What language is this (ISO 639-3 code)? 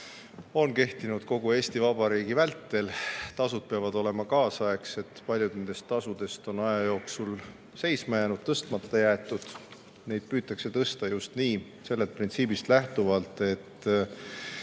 est